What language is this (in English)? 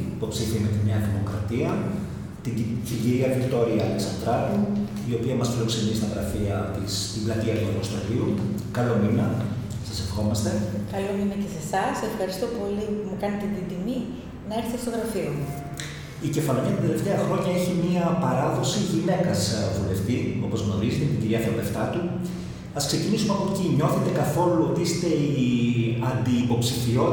Greek